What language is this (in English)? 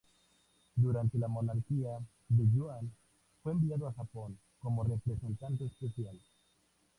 Spanish